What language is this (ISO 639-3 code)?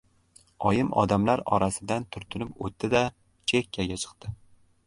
uzb